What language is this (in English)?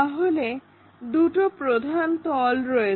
Bangla